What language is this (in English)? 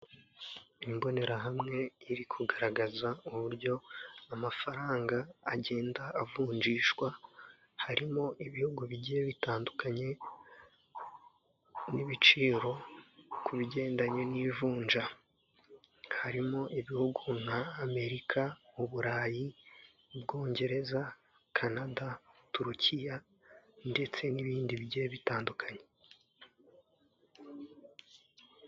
Kinyarwanda